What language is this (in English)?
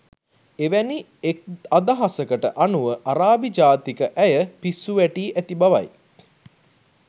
Sinhala